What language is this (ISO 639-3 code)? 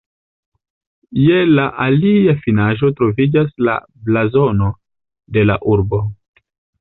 epo